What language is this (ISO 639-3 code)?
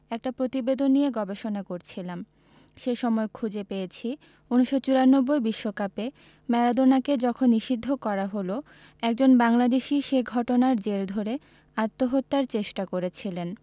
ben